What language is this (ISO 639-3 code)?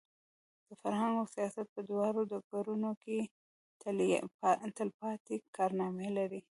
pus